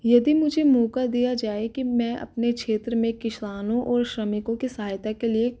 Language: Hindi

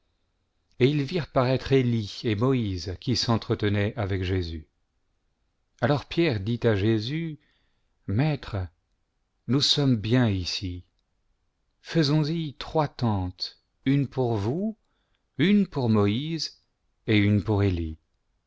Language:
French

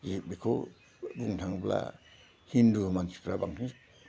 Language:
Bodo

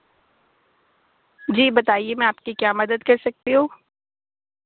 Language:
Urdu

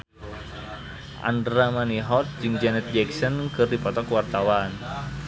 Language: Sundanese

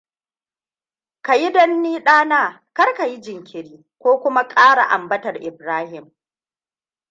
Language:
Hausa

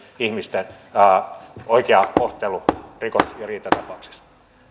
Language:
Finnish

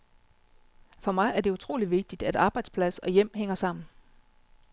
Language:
Danish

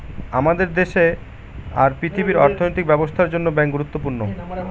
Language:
Bangla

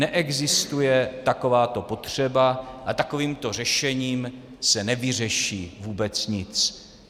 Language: Czech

